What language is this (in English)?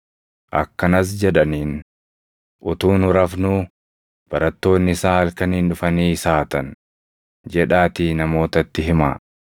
Oromo